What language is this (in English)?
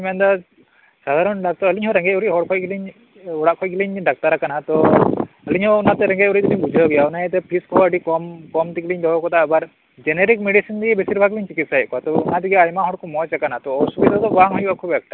Santali